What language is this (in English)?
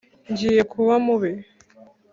Kinyarwanda